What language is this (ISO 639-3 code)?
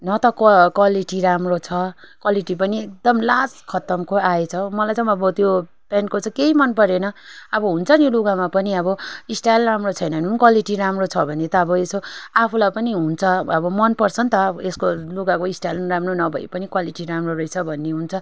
nep